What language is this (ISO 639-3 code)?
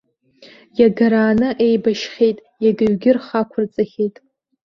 abk